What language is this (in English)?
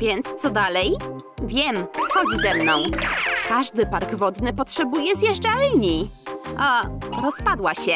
Polish